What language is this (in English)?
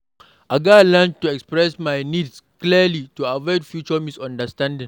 Nigerian Pidgin